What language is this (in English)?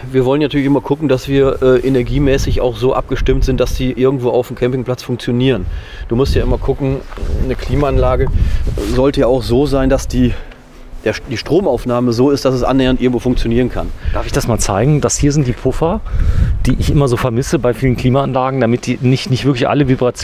German